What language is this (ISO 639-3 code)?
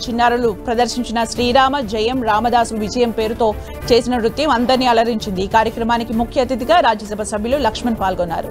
tel